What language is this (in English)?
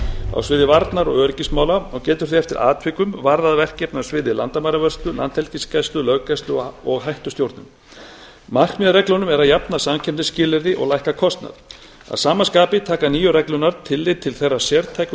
Icelandic